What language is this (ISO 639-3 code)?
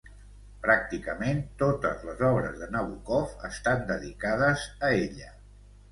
cat